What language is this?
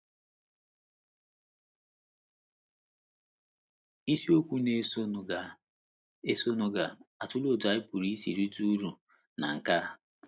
Igbo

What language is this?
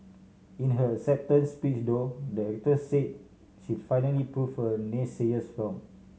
English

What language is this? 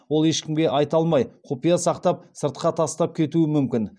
Kazakh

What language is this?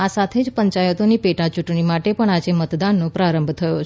Gujarati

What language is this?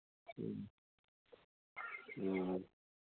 Manipuri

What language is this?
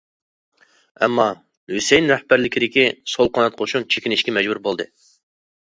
Uyghur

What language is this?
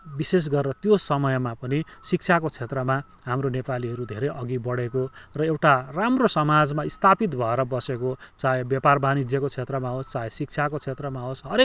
Nepali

